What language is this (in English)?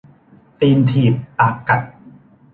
Thai